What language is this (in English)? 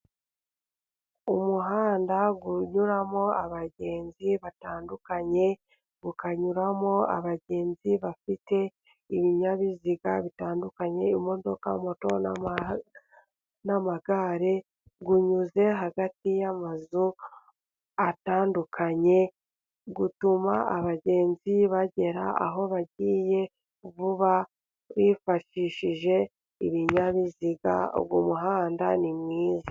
Kinyarwanda